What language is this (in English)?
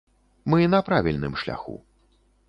Belarusian